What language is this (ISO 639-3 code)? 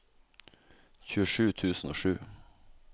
nor